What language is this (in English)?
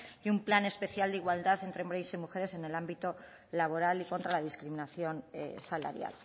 Spanish